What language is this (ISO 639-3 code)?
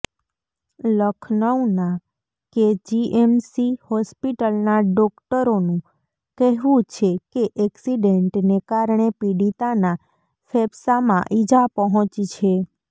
guj